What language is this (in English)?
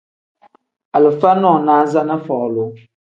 Tem